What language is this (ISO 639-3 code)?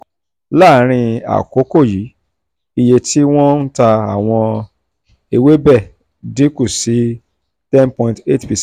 yor